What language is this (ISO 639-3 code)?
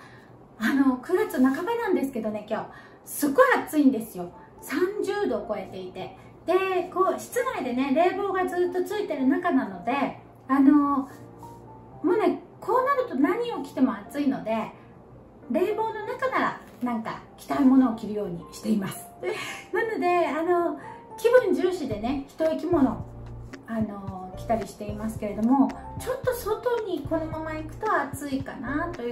jpn